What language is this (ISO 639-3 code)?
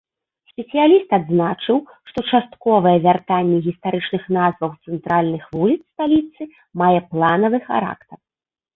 bel